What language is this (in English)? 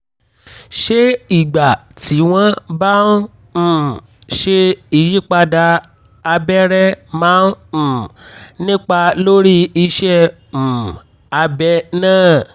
Yoruba